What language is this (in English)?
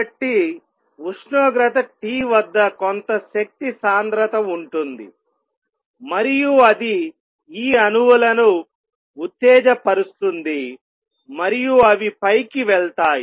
Telugu